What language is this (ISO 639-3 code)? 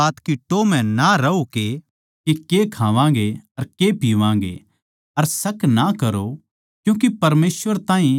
bgc